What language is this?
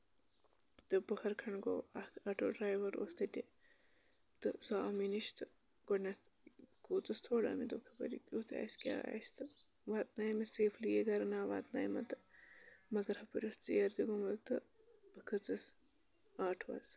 Kashmiri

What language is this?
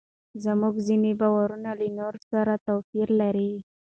Pashto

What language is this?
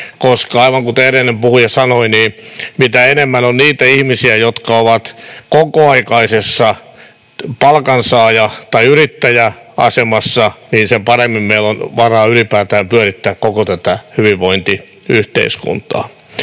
Finnish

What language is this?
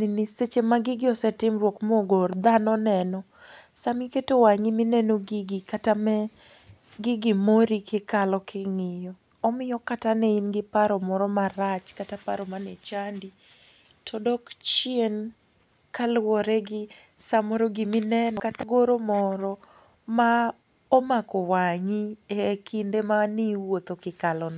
Luo (Kenya and Tanzania)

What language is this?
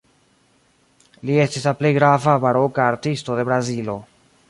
Esperanto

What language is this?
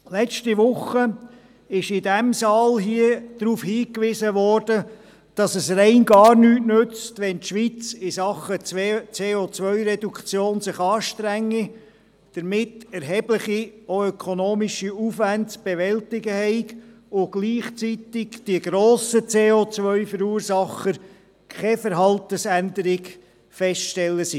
Swiss German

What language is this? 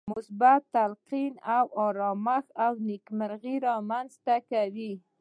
Pashto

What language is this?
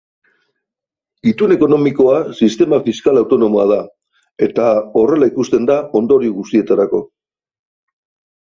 Basque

